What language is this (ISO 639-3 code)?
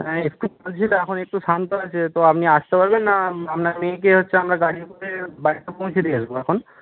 ben